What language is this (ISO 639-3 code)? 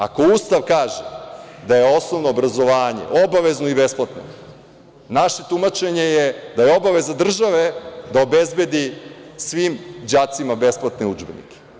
srp